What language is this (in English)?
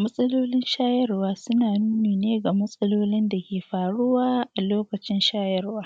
Hausa